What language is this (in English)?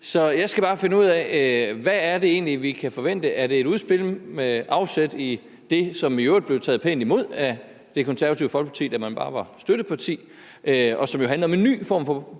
Danish